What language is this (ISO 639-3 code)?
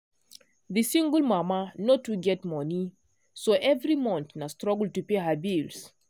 pcm